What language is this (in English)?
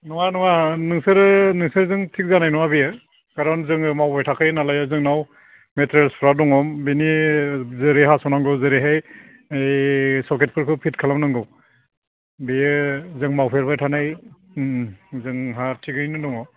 Bodo